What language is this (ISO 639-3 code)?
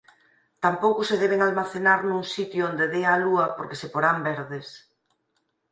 glg